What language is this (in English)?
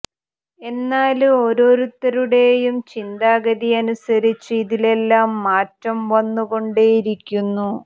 Malayalam